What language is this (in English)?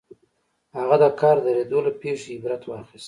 Pashto